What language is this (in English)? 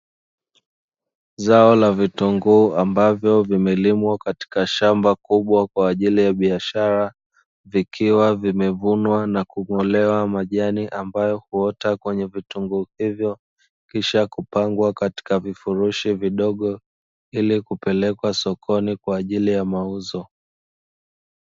Swahili